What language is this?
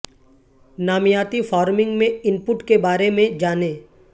Urdu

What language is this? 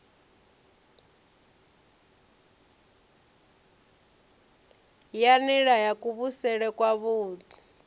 Venda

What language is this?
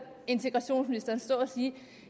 Danish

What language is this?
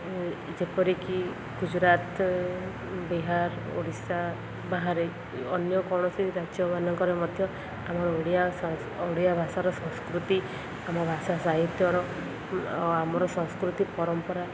Odia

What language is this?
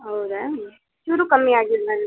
Kannada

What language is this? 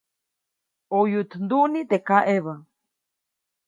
Copainalá Zoque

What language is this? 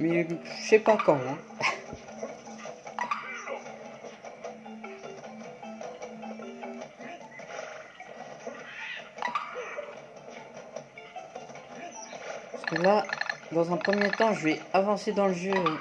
French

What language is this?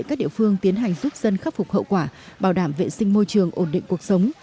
Vietnamese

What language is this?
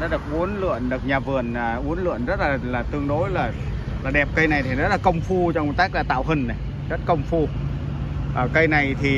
Vietnamese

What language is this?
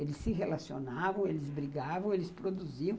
Portuguese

